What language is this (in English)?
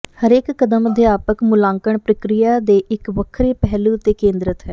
Punjabi